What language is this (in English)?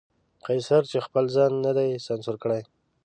Pashto